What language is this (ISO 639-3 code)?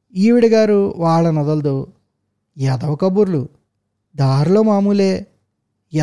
tel